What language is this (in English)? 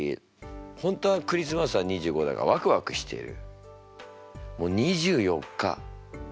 Japanese